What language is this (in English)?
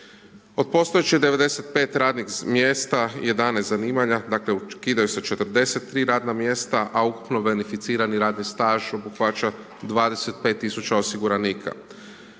Croatian